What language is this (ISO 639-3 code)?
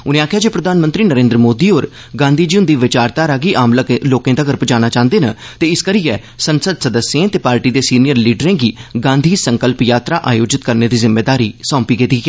doi